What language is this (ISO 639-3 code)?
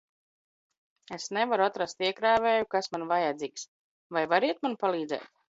lav